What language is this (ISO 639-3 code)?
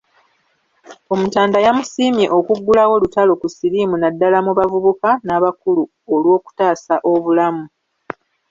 lug